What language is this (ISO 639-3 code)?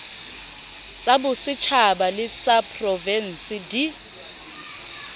sot